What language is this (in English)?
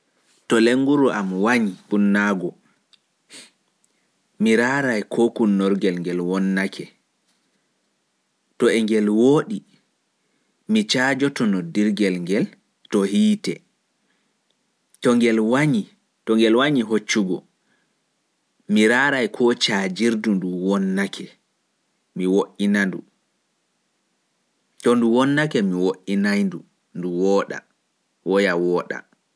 Fula